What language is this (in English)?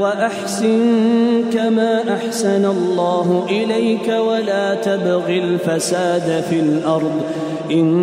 Arabic